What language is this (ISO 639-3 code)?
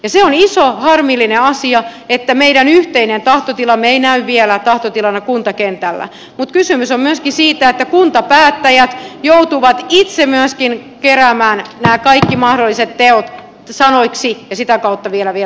fin